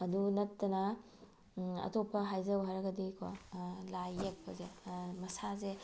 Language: Manipuri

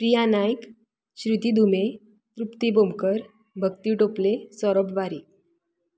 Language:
Konkani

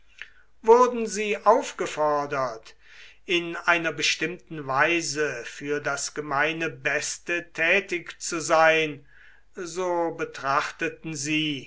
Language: German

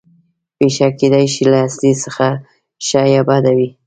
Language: Pashto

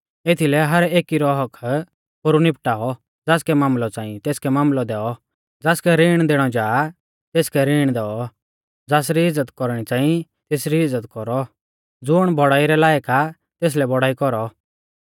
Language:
Mahasu Pahari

